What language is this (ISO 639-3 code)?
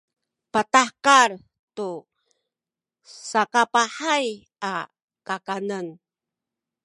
szy